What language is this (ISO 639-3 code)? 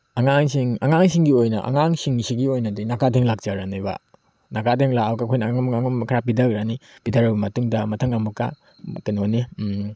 mni